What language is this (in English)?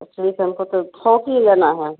Hindi